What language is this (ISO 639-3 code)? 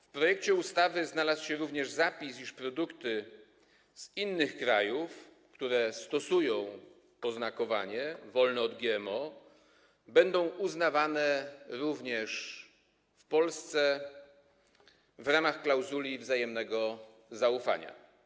pol